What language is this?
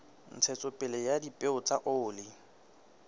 Southern Sotho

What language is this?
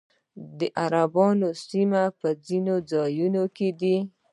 Pashto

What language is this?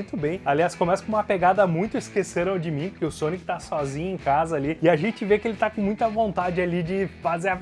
Portuguese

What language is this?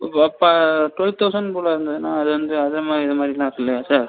Tamil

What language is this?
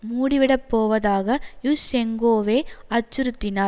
Tamil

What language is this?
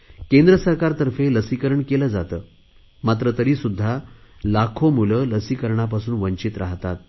Marathi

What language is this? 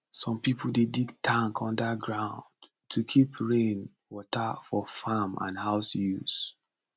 Nigerian Pidgin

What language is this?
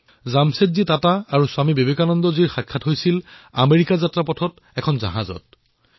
Assamese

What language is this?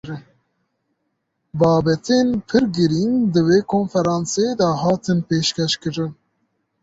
Kurdish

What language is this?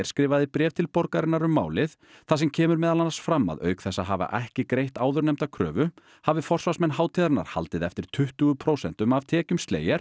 Icelandic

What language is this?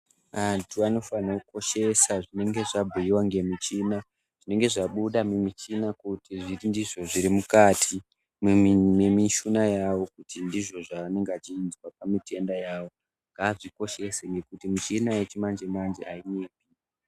Ndau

